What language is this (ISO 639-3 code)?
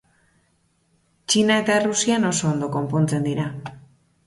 eus